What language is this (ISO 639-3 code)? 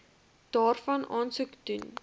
afr